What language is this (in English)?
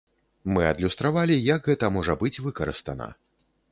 Belarusian